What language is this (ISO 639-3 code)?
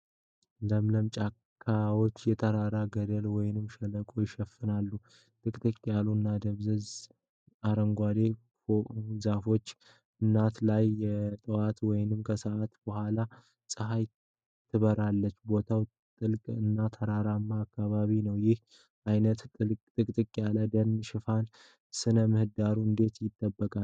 amh